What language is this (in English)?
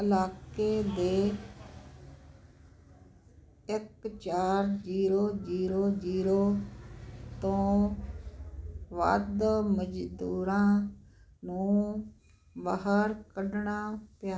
Punjabi